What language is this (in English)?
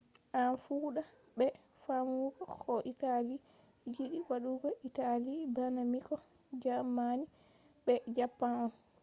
Fula